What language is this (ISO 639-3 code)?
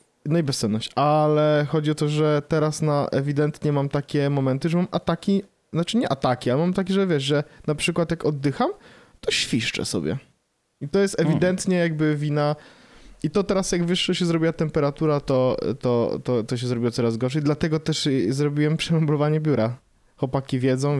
pol